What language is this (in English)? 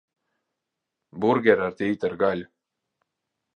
Latvian